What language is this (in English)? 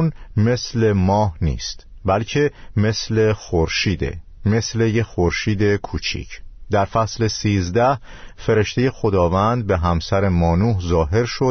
Persian